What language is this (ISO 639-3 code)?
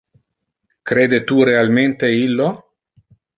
ina